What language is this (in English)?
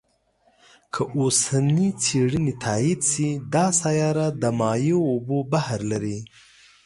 Pashto